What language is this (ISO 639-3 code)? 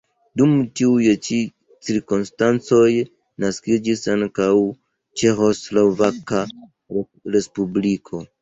epo